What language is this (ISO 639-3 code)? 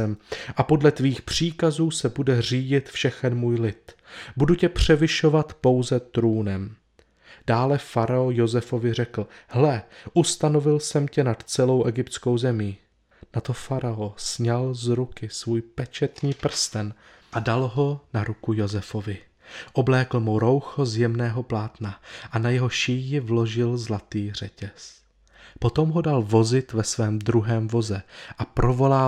ces